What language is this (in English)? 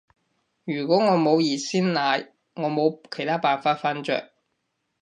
Cantonese